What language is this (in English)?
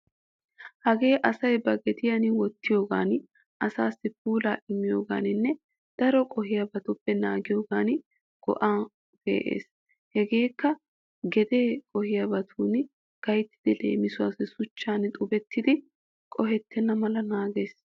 Wolaytta